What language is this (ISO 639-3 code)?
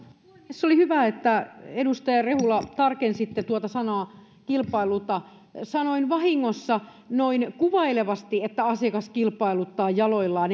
fin